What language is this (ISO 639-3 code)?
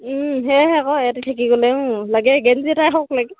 asm